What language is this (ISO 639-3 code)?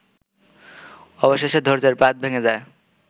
ben